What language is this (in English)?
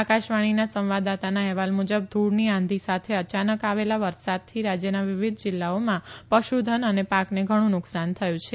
Gujarati